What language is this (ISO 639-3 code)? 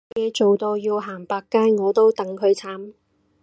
yue